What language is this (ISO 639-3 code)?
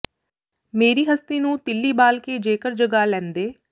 pan